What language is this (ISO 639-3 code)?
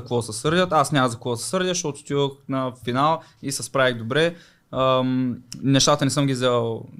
bul